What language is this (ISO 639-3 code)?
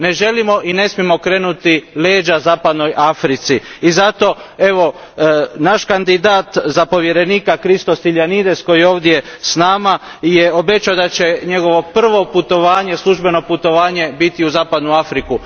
hrv